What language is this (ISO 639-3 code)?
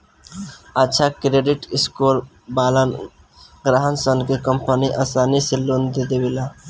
bho